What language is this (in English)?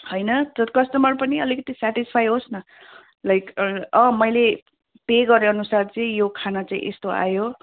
Nepali